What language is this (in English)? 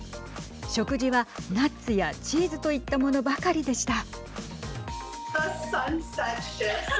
Japanese